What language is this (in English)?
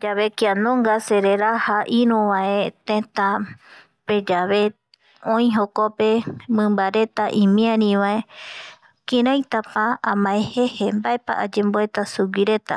Eastern Bolivian Guaraní